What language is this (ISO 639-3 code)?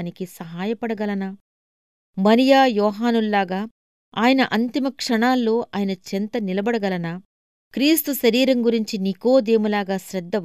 tel